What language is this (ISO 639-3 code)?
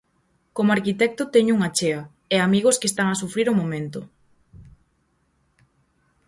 glg